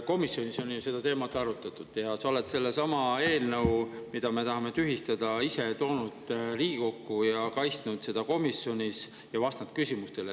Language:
Estonian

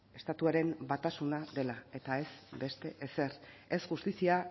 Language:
Basque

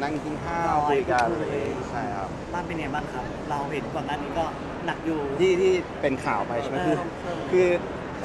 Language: Thai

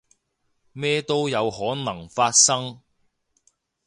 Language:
Cantonese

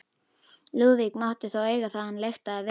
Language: Icelandic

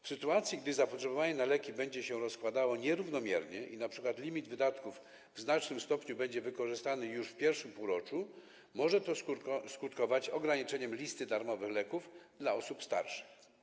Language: Polish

